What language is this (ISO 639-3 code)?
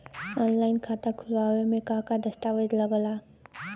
bho